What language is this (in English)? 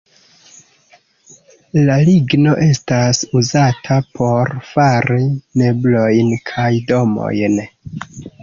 Esperanto